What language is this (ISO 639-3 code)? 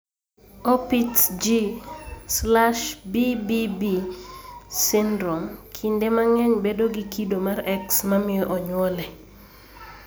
luo